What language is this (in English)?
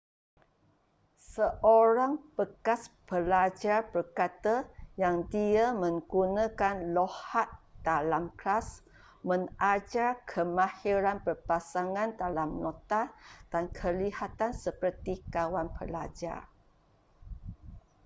Malay